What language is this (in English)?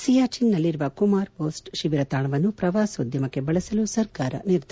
Kannada